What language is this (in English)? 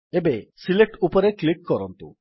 Odia